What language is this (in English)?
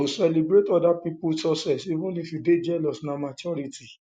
Nigerian Pidgin